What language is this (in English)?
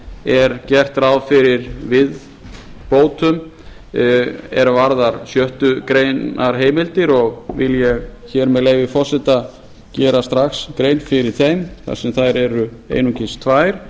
Icelandic